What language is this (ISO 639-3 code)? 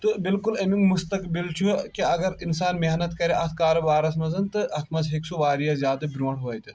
kas